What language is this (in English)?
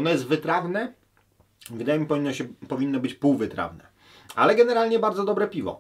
Polish